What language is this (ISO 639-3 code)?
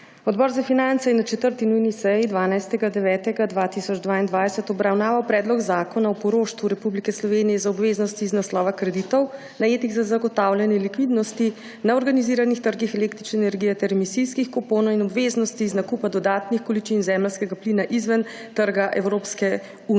slv